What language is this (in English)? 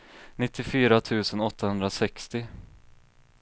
Swedish